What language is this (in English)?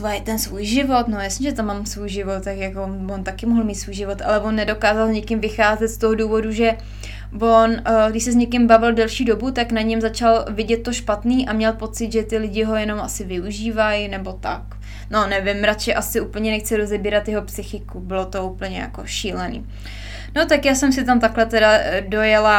Czech